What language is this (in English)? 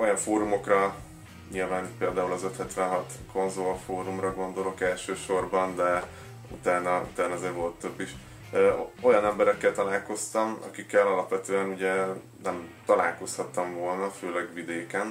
Hungarian